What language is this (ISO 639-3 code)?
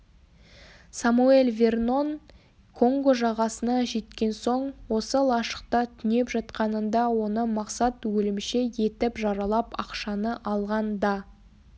kaz